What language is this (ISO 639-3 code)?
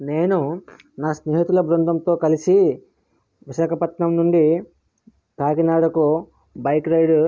tel